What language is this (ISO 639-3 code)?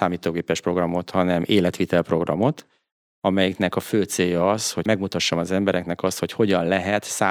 hun